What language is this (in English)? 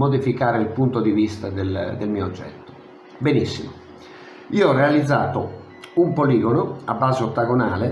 Italian